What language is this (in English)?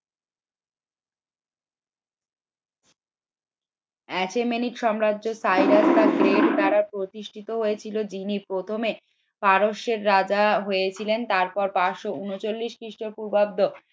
Bangla